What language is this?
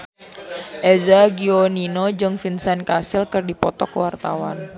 Sundanese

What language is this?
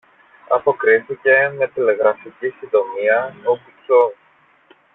Greek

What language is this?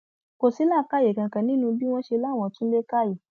Yoruba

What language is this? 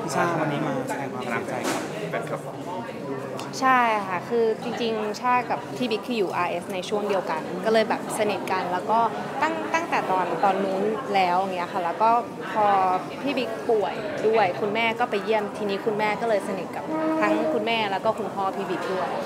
Thai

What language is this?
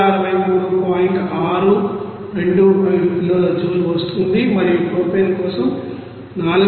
Telugu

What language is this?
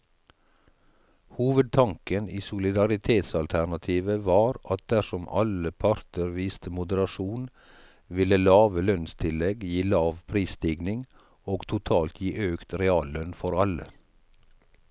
Norwegian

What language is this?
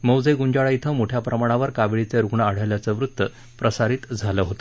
Marathi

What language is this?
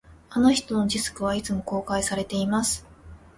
Japanese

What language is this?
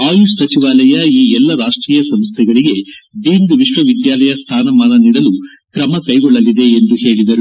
Kannada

